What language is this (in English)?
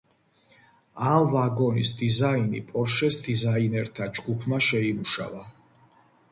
Georgian